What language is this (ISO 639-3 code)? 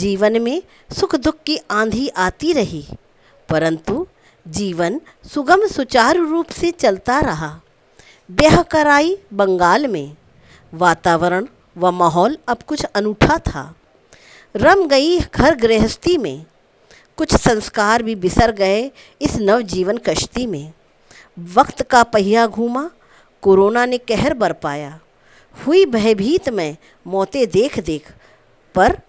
hin